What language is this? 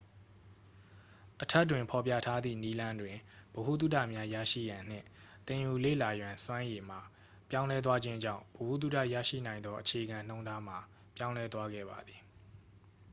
Burmese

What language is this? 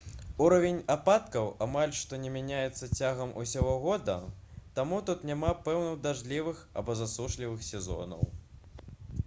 Belarusian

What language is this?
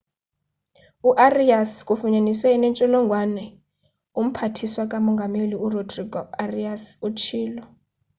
Xhosa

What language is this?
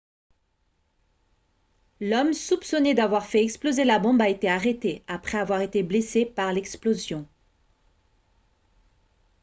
French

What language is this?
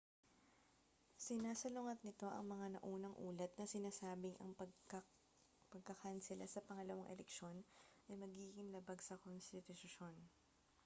Filipino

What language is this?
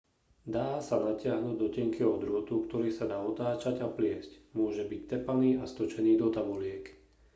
Slovak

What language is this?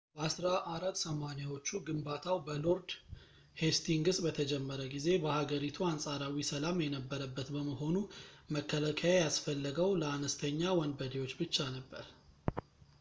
Amharic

